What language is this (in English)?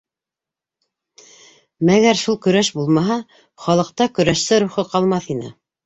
Bashkir